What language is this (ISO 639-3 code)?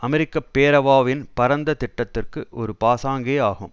tam